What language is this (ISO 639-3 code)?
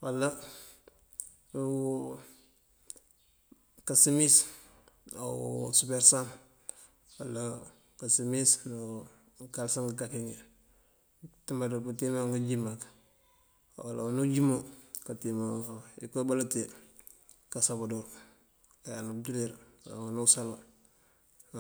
mfv